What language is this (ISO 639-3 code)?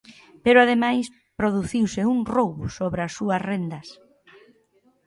glg